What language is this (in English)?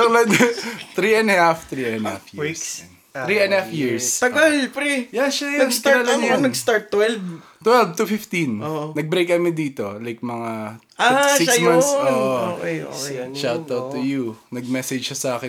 Filipino